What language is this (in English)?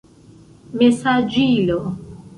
Esperanto